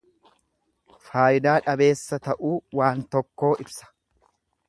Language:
Oromo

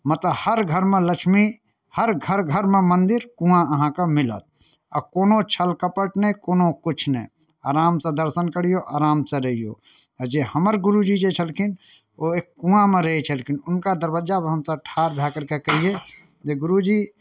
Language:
Maithili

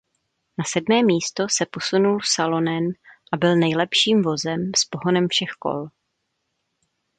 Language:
Czech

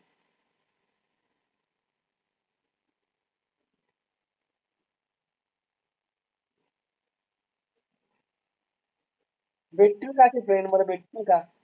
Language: Marathi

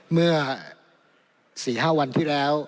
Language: Thai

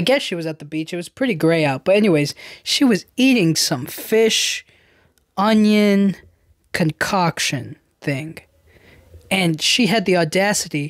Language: English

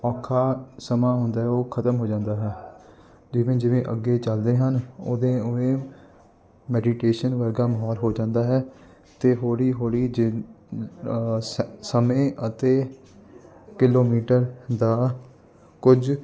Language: Punjabi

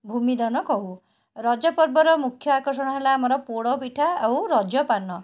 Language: Odia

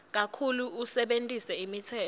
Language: Swati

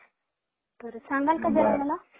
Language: Marathi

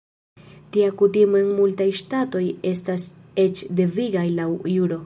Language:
Esperanto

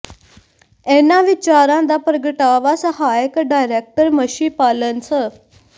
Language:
Punjabi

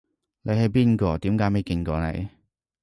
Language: Cantonese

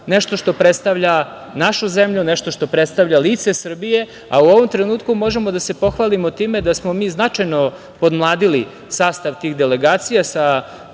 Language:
Serbian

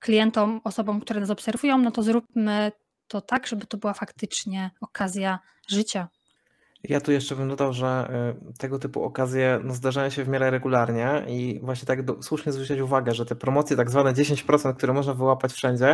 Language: Polish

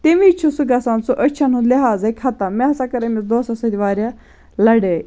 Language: Kashmiri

